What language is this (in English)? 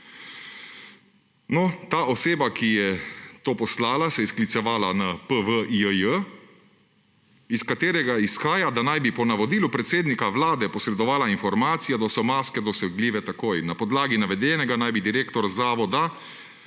Slovenian